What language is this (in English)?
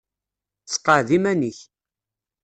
Kabyle